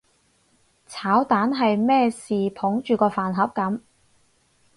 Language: Cantonese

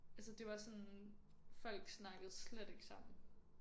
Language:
Danish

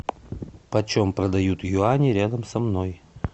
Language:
Russian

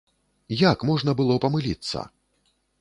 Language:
Belarusian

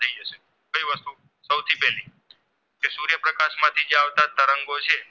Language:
Gujarati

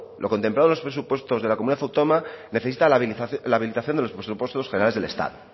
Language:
Spanish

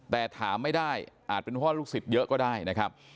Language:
Thai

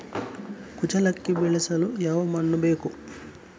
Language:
Kannada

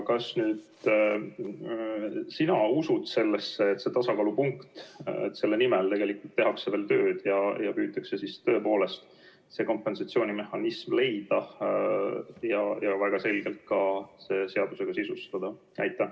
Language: Estonian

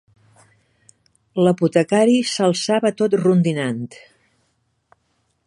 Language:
Catalan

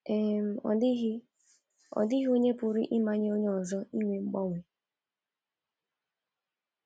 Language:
Igbo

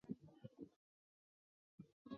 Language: Chinese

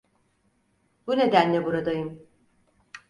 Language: Turkish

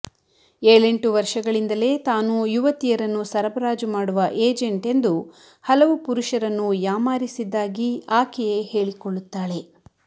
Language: Kannada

